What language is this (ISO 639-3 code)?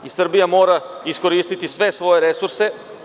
srp